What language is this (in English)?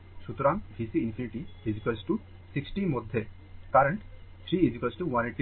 Bangla